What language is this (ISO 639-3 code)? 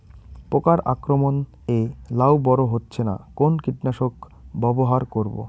ben